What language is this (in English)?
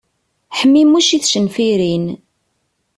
Kabyle